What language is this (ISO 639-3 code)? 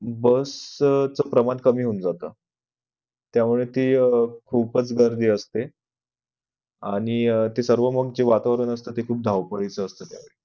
mar